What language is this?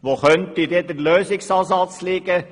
Swiss German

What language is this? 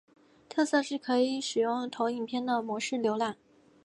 Chinese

